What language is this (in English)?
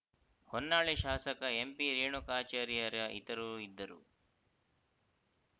Kannada